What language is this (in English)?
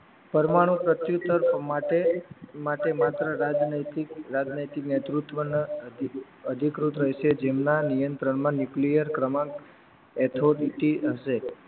Gujarati